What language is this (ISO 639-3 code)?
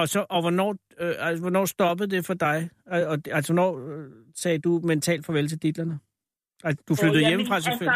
dan